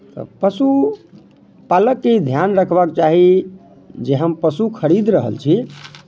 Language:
Maithili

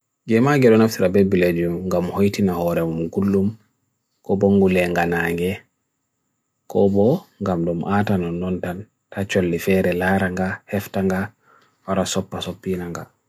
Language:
Bagirmi Fulfulde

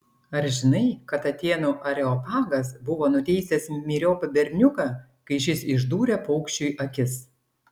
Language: Lithuanian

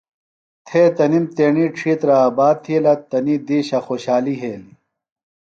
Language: Phalura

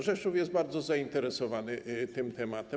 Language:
Polish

